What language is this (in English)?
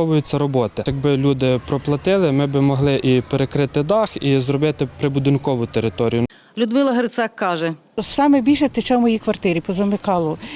Ukrainian